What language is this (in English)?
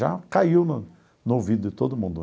Portuguese